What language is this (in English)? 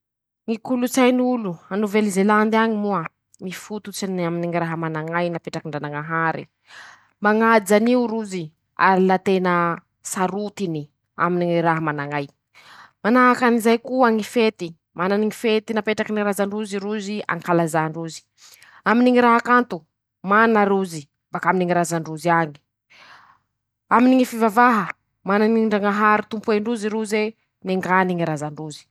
Masikoro Malagasy